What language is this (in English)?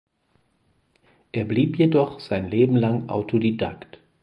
German